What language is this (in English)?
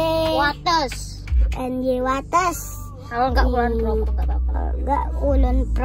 Indonesian